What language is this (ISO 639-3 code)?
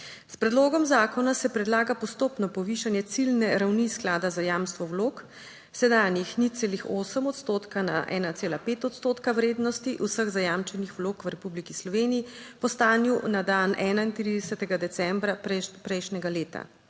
slv